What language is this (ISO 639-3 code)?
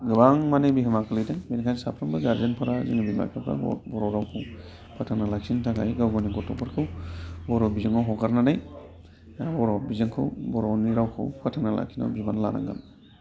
brx